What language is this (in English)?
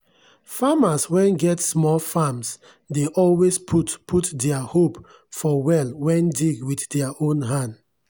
Nigerian Pidgin